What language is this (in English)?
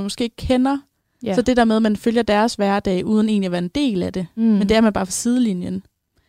Danish